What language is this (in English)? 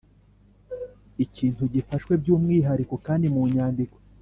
Kinyarwanda